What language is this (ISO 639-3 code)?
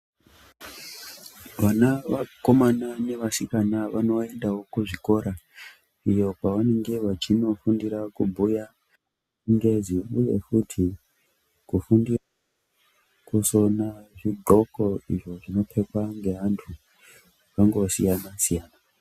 ndc